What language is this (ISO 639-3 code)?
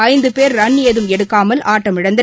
tam